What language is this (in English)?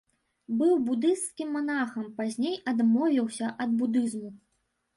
Belarusian